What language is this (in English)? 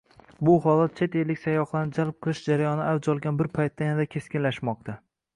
Uzbek